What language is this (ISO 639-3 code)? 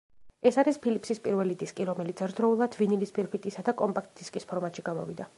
kat